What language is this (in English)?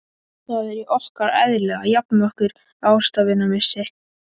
Icelandic